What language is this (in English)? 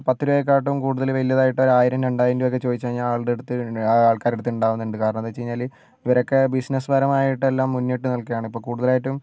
Malayalam